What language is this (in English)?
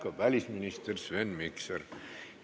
Estonian